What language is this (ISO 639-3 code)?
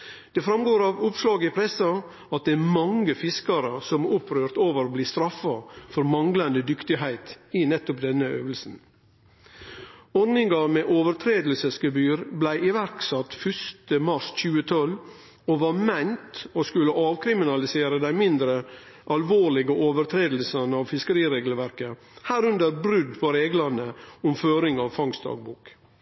nno